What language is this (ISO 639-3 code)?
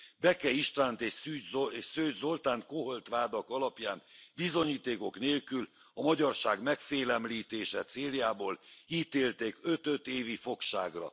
hun